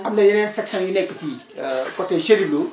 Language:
Wolof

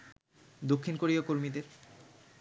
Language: Bangla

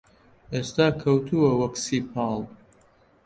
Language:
Central Kurdish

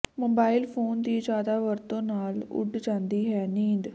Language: Punjabi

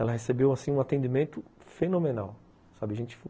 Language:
Portuguese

